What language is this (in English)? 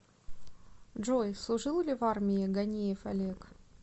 Russian